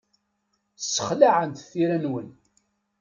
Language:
Kabyle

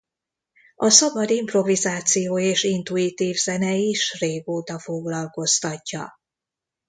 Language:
Hungarian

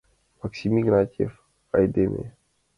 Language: Mari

